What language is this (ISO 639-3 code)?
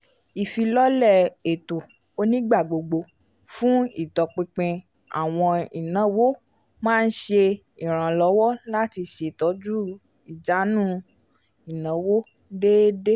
yor